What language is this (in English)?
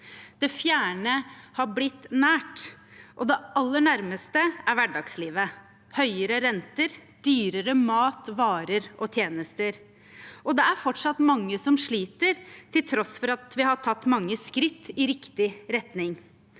Norwegian